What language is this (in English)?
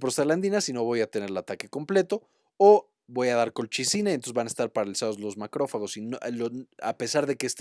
Spanish